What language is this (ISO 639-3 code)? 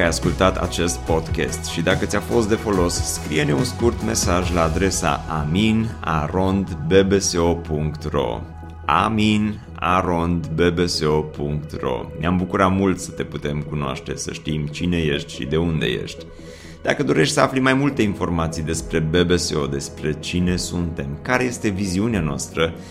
ron